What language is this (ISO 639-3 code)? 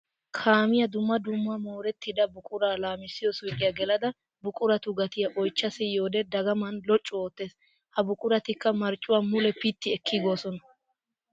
wal